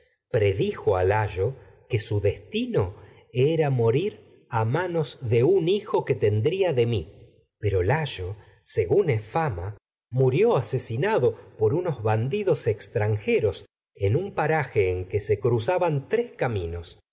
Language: Spanish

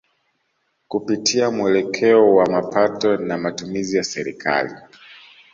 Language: Swahili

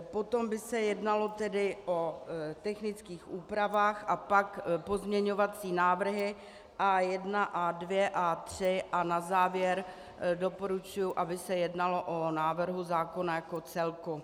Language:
Czech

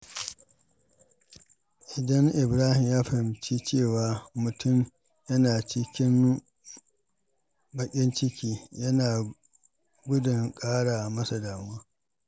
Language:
Hausa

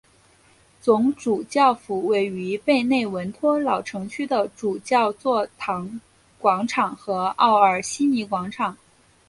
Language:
Chinese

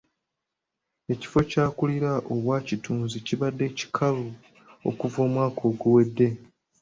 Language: Ganda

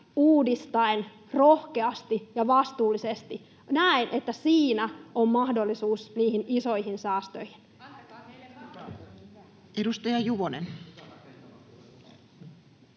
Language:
Finnish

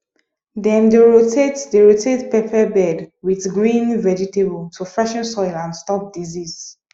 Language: Nigerian Pidgin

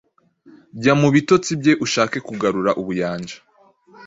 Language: Kinyarwanda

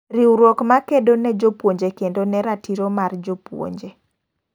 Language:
Luo (Kenya and Tanzania)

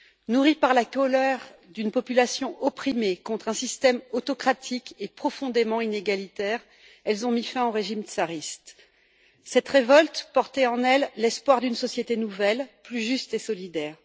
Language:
French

